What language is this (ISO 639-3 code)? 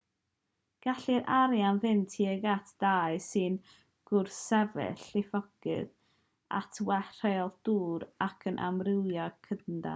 cym